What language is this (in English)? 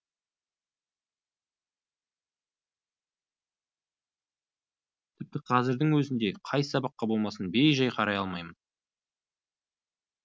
Kazakh